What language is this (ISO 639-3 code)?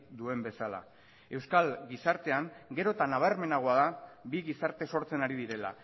eus